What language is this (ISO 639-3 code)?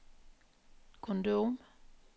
nor